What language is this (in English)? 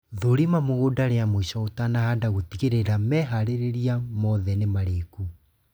Kikuyu